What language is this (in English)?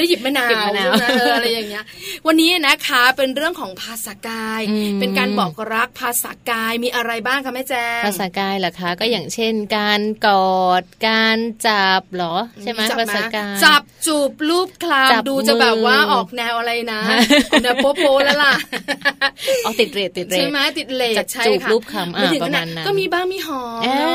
Thai